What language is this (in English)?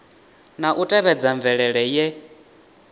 Venda